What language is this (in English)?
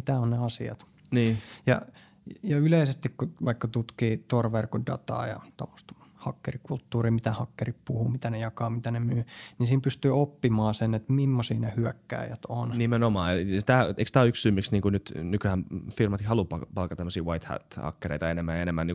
Finnish